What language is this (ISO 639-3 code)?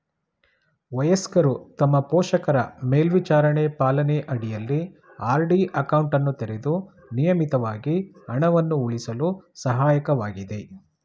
kan